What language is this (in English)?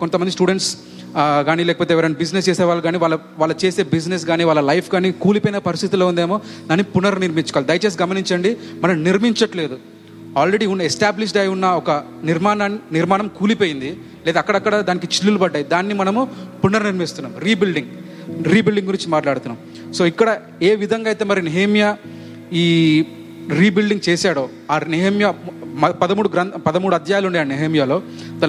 Telugu